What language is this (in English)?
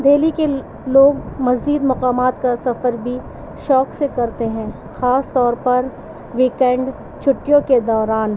Urdu